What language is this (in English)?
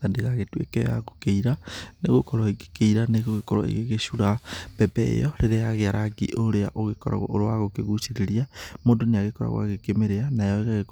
Kikuyu